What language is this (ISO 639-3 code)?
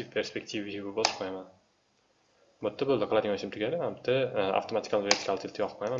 tur